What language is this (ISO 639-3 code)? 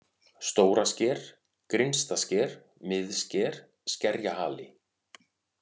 isl